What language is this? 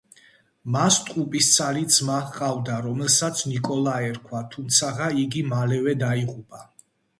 Georgian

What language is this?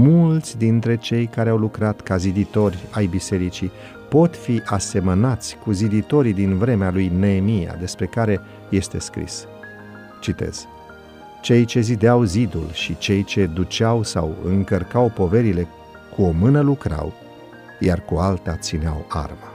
Romanian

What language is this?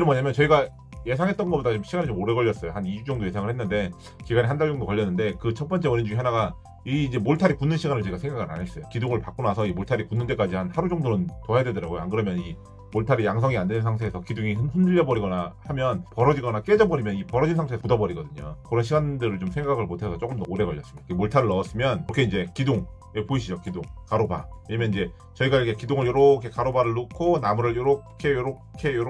Korean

